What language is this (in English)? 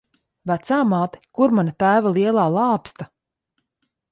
Latvian